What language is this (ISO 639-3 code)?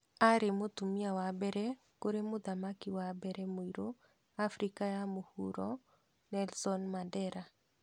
kik